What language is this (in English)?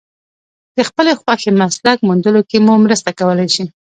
Pashto